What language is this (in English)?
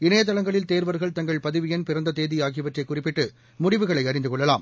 Tamil